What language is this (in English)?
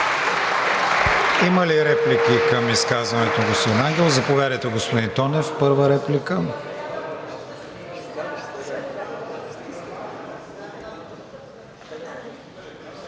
Bulgarian